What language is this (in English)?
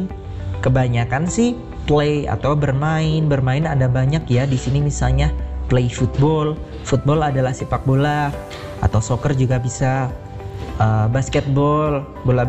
Indonesian